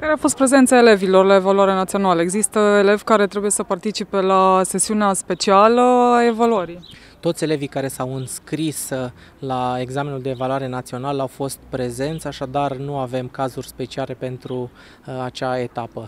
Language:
Romanian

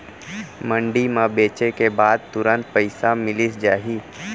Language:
Chhattisgarhi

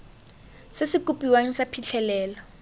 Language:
Tswana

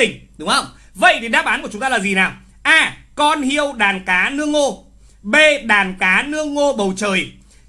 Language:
Vietnamese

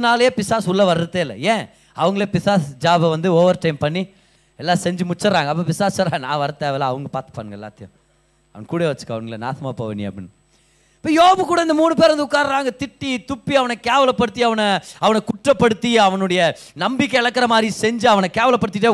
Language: Tamil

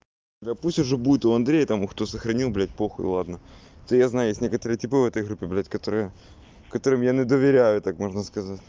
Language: Russian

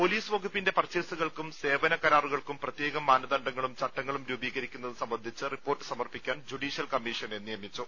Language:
Malayalam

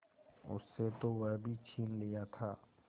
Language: Hindi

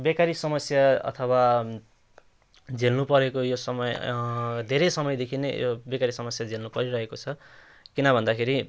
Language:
Nepali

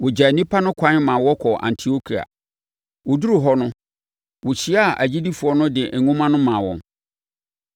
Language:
Akan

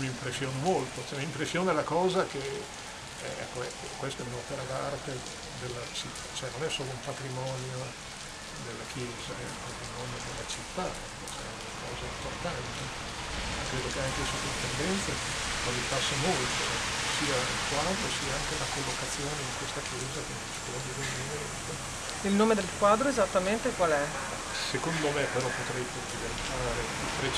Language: Italian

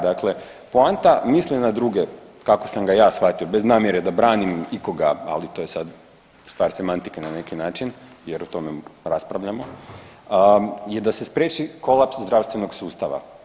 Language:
Croatian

